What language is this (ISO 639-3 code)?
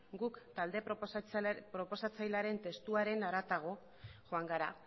eus